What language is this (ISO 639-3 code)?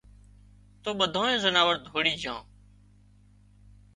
kxp